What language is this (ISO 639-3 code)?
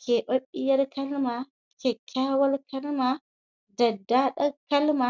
hau